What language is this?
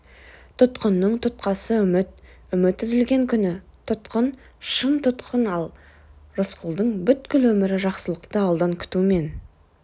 Kazakh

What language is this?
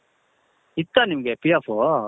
Kannada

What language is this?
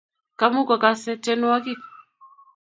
Kalenjin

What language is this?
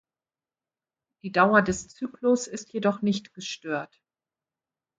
German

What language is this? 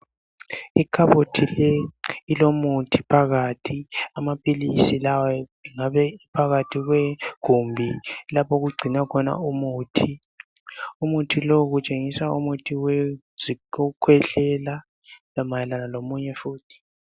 North Ndebele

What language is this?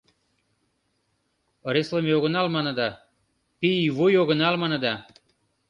Mari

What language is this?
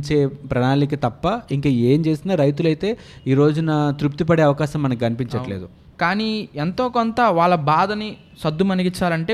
Telugu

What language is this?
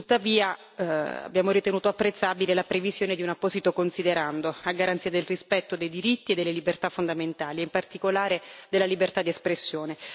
Italian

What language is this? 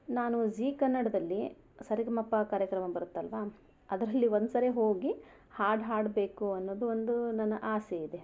Kannada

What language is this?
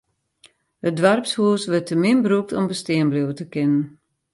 Western Frisian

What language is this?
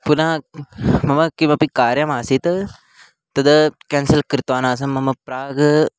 Sanskrit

